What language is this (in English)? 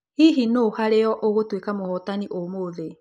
Kikuyu